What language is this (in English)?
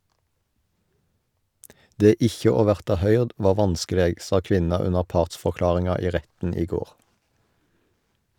Norwegian